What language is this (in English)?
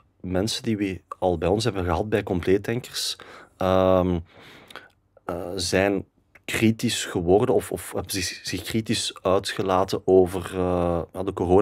Dutch